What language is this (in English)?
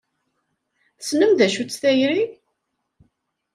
Kabyle